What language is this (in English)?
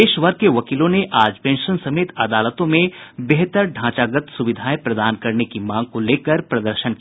Hindi